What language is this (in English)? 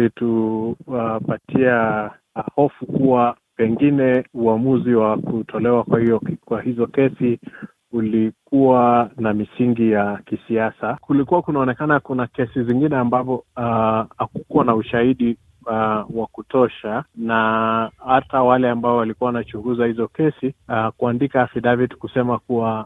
Swahili